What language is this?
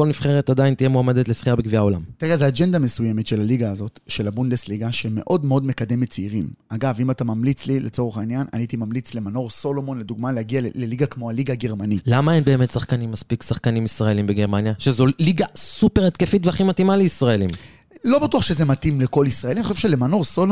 Hebrew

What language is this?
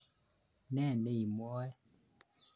Kalenjin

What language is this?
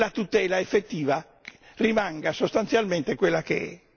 Italian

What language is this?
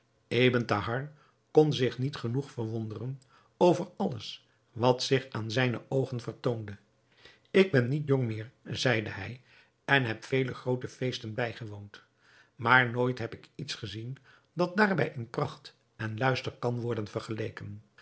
Dutch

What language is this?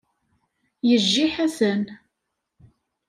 Kabyle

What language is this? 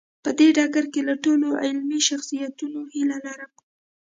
Pashto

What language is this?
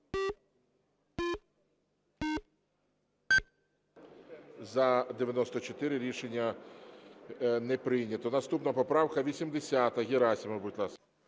Ukrainian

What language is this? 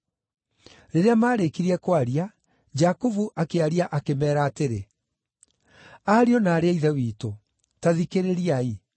Kikuyu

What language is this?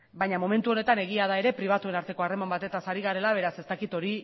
Basque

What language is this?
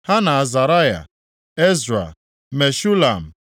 Igbo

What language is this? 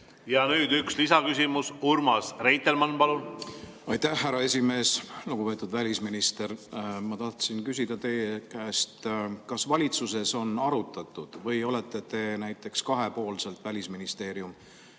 Estonian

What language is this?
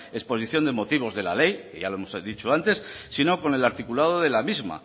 Spanish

